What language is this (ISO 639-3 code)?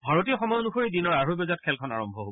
asm